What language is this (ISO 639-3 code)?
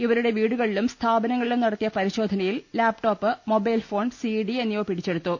mal